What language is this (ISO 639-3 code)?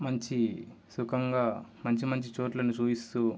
tel